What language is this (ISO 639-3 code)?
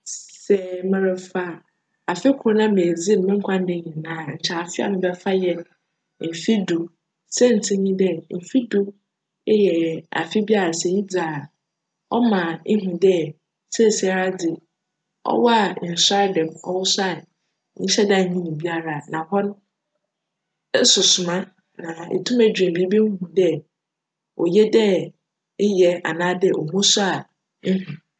aka